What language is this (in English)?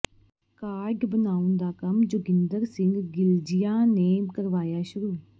Punjabi